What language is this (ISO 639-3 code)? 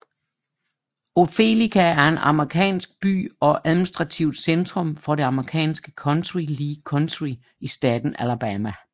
dan